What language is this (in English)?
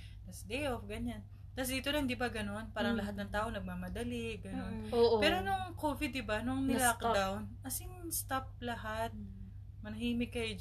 Filipino